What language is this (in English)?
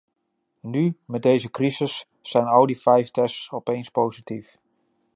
Dutch